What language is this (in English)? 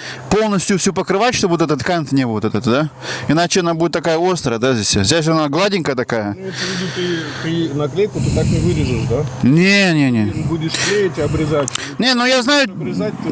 Russian